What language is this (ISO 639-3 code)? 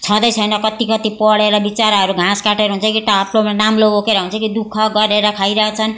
nep